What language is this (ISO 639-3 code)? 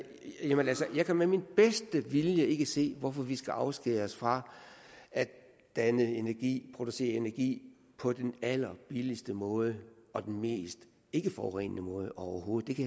dan